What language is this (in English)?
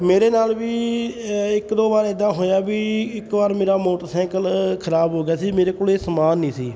Punjabi